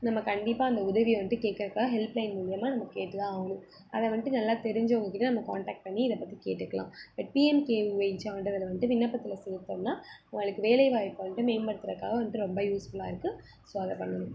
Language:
Tamil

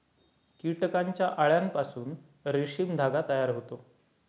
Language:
Marathi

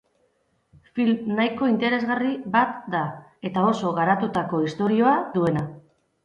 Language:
Basque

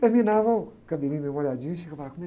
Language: Portuguese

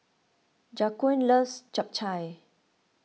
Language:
English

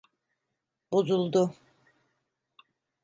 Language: Turkish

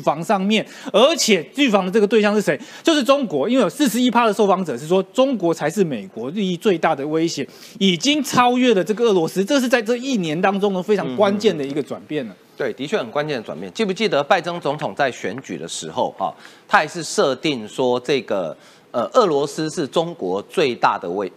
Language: Chinese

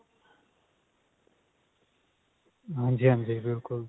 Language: Punjabi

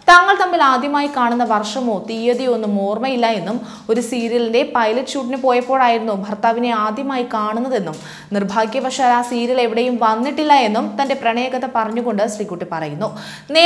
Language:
Malayalam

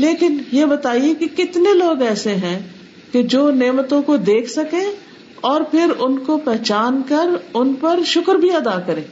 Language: Urdu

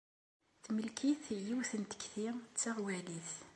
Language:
Kabyle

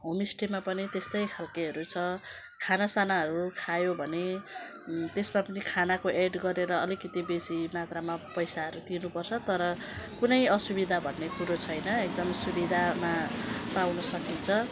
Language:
Nepali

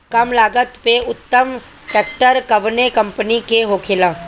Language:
Bhojpuri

